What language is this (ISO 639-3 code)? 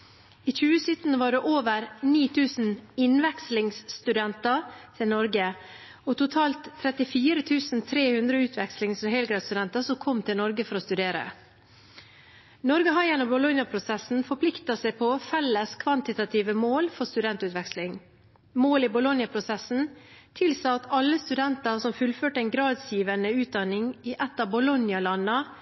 nob